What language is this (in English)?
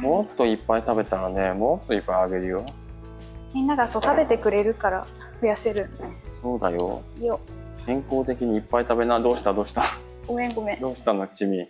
Japanese